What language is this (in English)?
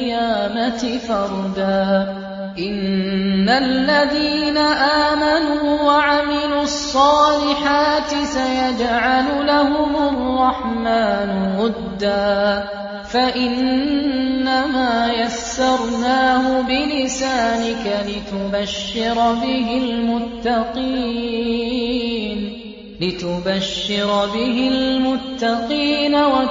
Arabic